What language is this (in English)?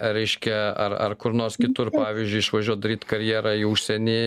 Lithuanian